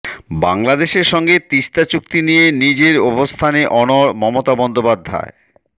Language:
Bangla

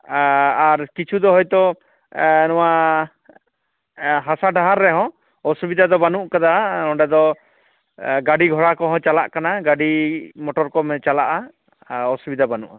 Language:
Santali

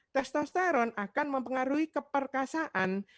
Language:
Indonesian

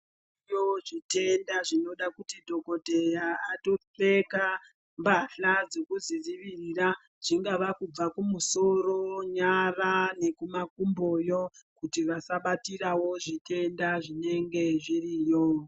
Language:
Ndau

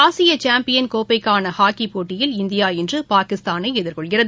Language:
Tamil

